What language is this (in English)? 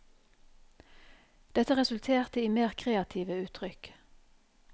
Norwegian